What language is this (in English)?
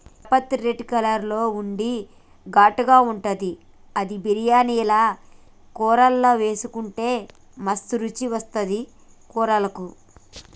Telugu